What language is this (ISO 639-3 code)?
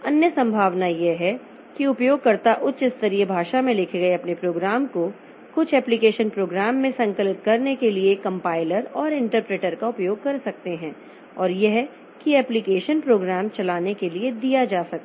hin